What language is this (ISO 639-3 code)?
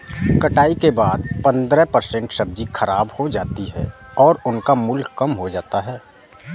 hin